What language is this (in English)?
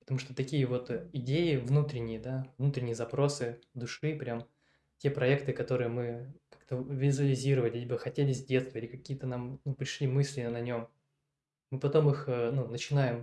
Russian